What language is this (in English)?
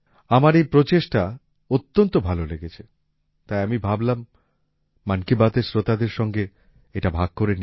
Bangla